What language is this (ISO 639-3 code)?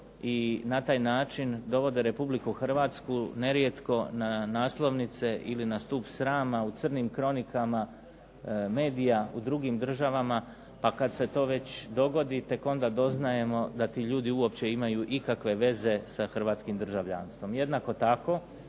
hrv